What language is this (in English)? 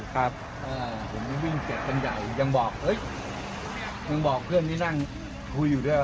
Thai